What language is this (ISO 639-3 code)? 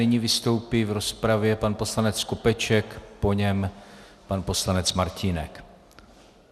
ces